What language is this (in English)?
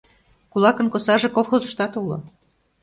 Mari